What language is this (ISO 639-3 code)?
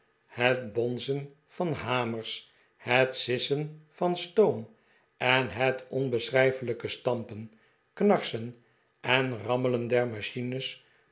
nld